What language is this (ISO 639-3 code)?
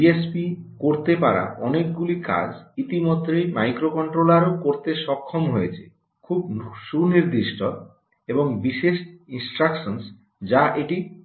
ben